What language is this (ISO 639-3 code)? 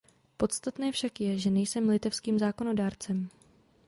ces